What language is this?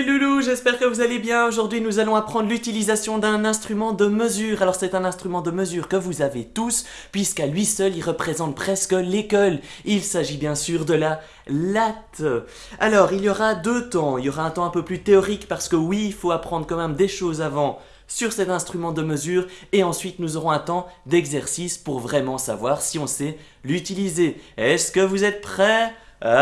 French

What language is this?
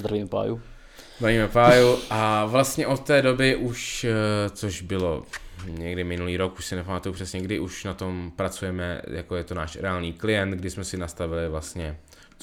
Czech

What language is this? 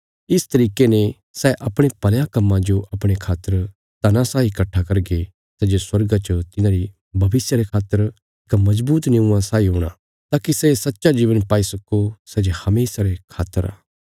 Bilaspuri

